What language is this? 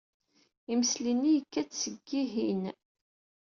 Kabyle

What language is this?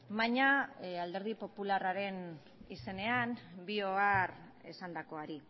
Basque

